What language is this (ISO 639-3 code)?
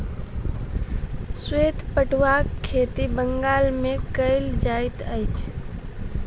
mai